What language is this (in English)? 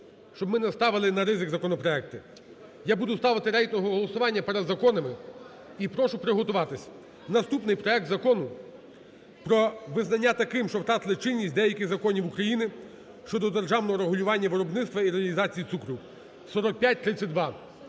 Ukrainian